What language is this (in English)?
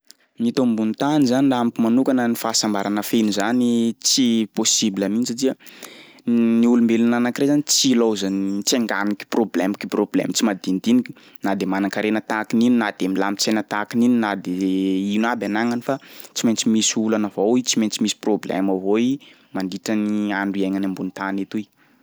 Sakalava Malagasy